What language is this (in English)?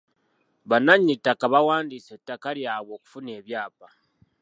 Ganda